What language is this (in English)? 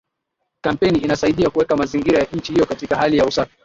Swahili